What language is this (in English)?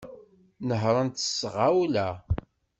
Kabyle